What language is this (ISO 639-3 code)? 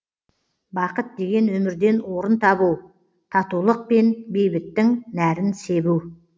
kaz